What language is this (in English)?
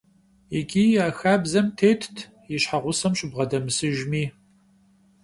Kabardian